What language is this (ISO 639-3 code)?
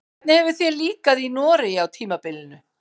isl